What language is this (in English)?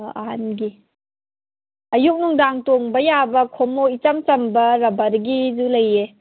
Manipuri